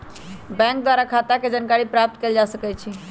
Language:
Magahi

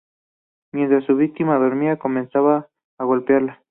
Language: Spanish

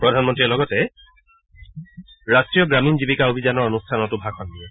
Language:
Assamese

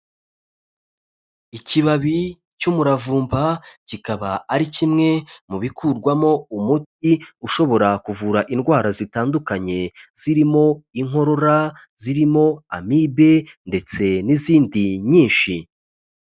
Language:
Kinyarwanda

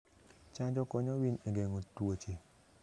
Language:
Luo (Kenya and Tanzania)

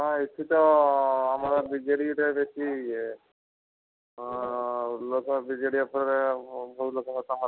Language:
Odia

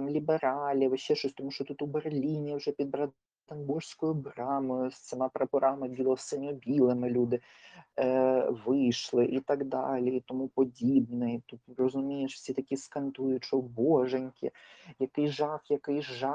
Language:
Ukrainian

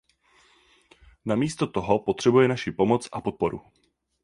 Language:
Czech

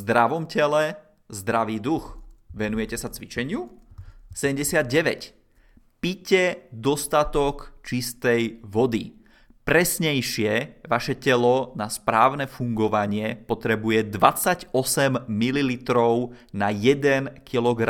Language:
Czech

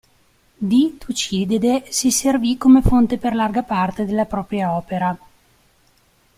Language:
Italian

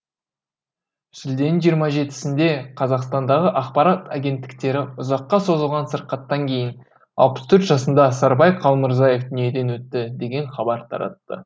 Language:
Kazakh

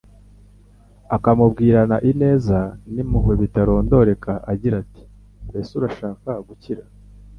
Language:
Kinyarwanda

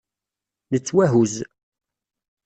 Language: Kabyle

